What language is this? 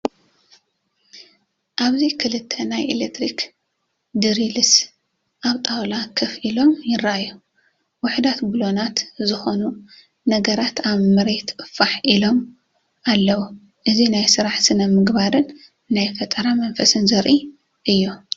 Tigrinya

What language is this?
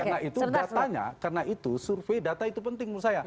Indonesian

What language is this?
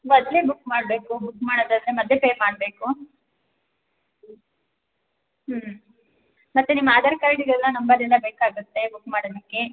Kannada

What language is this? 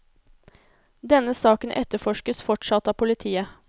Norwegian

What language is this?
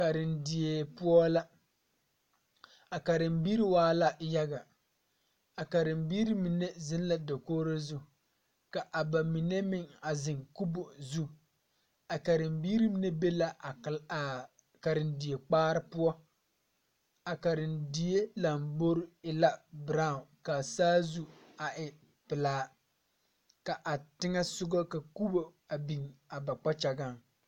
Southern Dagaare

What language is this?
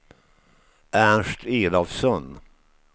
Swedish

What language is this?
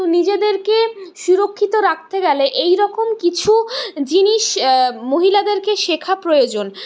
Bangla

